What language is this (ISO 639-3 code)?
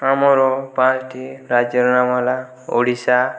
ori